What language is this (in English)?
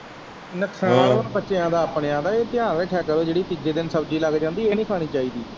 Punjabi